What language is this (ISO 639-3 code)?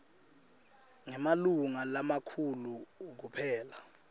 ssw